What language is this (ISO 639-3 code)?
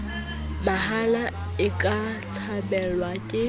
sot